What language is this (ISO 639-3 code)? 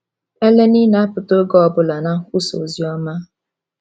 ibo